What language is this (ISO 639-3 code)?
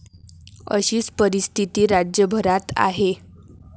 mar